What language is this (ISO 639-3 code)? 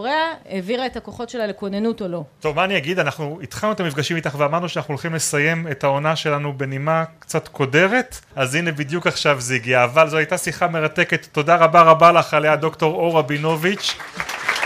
heb